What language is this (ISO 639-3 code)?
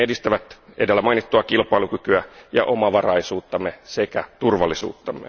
fin